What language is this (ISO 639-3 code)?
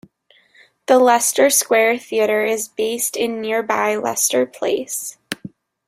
eng